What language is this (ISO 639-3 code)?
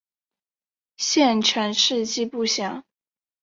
zho